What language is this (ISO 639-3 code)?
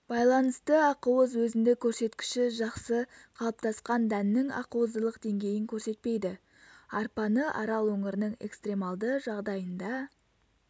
kaz